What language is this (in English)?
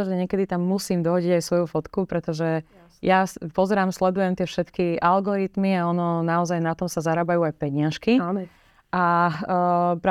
Slovak